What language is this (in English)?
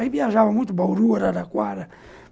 Portuguese